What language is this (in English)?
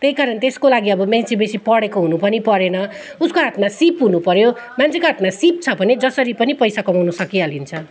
Nepali